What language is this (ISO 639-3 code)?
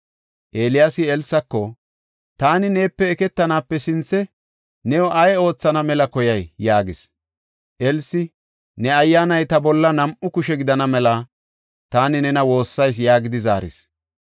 gof